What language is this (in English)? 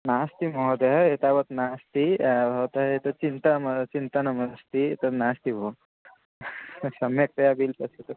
Sanskrit